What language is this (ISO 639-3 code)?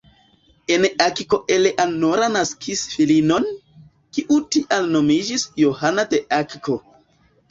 epo